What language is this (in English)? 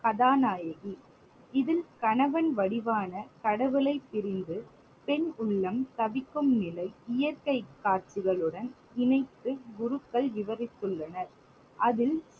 Tamil